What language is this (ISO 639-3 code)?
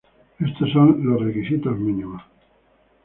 spa